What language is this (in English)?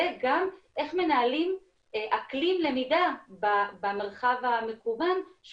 Hebrew